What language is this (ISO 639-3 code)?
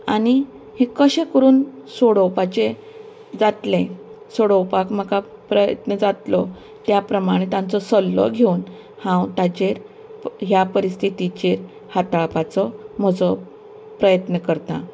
kok